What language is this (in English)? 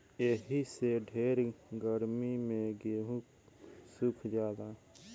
Bhojpuri